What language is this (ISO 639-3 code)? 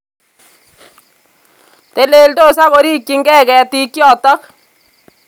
kln